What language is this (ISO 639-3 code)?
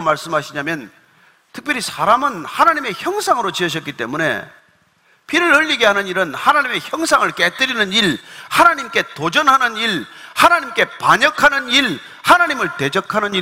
kor